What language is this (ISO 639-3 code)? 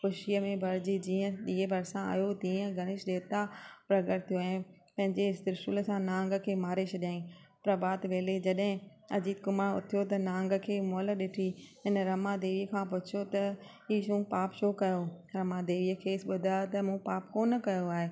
snd